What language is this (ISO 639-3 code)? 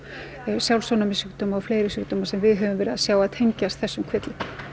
isl